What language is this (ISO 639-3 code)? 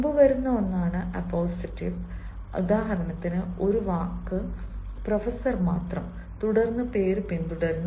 mal